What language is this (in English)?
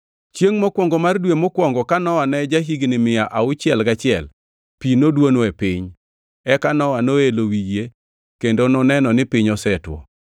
Luo (Kenya and Tanzania)